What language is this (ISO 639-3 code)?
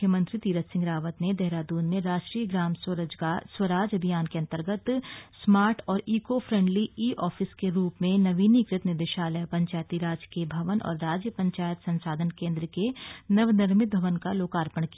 hin